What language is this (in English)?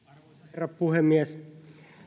Finnish